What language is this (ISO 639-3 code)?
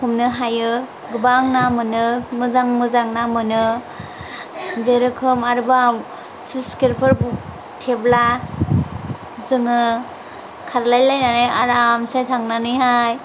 brx